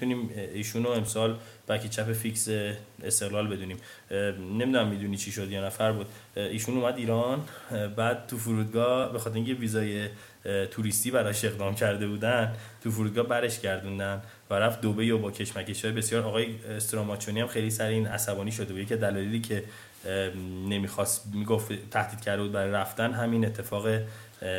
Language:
Persian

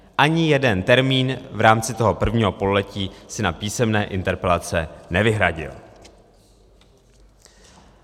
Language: Czech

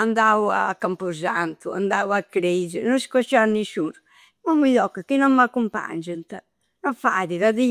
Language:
Campidanese Sardinian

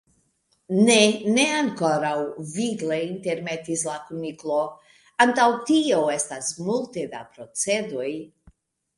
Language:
Esperanto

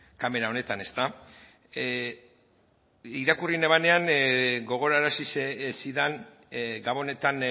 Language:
Basque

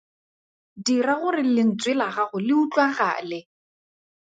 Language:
Tswana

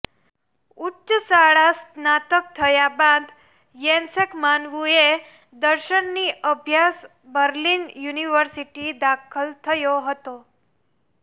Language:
Gujarati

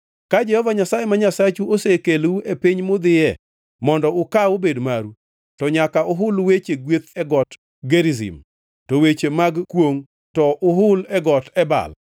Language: Luo (Kenya and Tanzania)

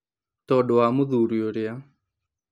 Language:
Kikuyu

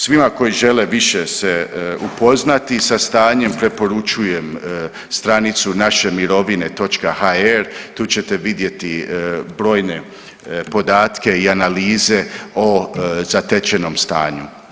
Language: Croatian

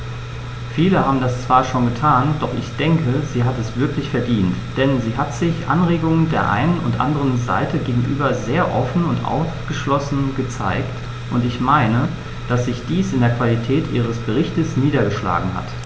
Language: German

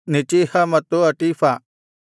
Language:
Kannada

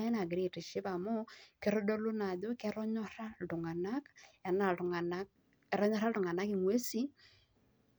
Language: Masai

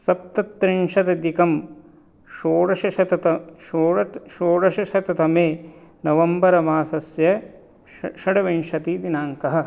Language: Sanskrit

